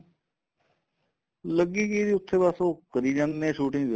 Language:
Punjabi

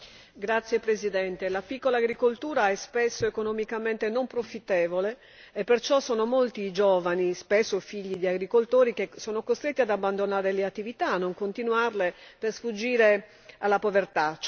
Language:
Italian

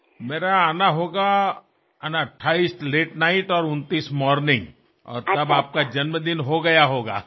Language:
Bangla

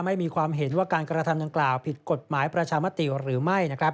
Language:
Thai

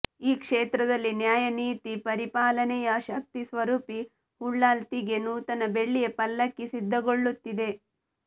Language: Kannada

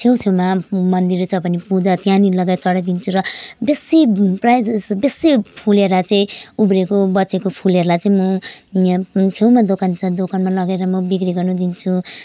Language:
Nepali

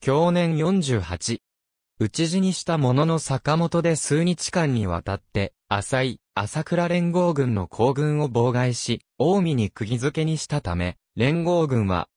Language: Japanese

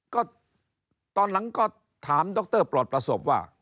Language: Thai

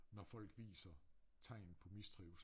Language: Danish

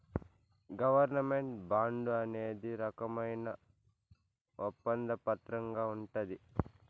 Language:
Telugu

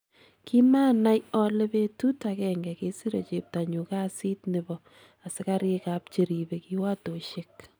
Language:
Kalenjin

